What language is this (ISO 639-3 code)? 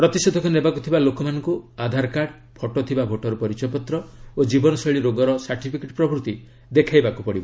ori